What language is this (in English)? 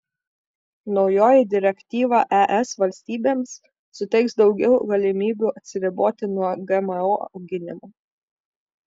Lithuanian